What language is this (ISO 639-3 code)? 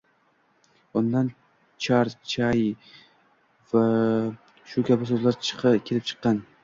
uzb